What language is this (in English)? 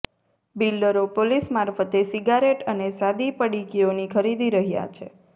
Gujarati